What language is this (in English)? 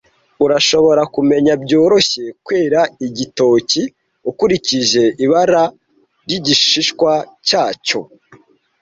Kinyarwanda